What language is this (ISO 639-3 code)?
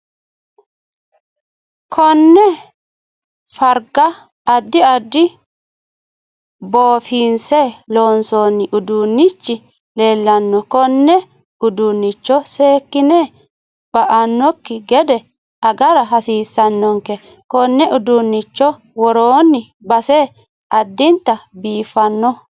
sid